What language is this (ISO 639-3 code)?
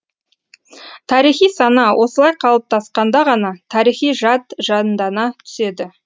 kaz